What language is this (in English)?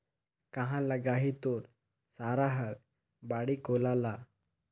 Chhattisgarhi